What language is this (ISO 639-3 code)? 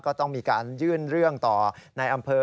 tha